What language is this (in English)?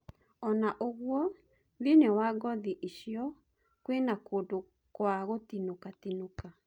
Kikuyu